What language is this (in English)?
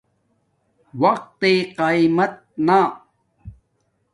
Domaaki